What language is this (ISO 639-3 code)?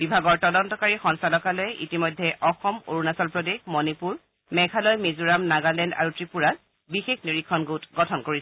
asm